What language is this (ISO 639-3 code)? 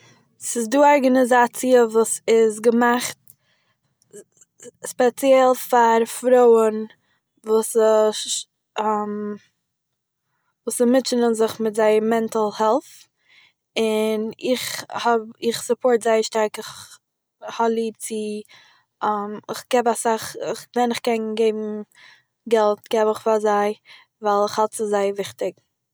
yid